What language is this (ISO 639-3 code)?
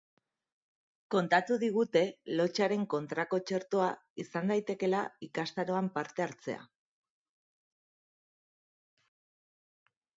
eus